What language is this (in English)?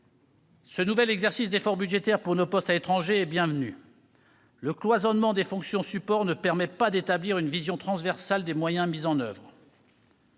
French